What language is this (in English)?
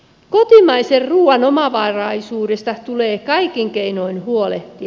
Finnish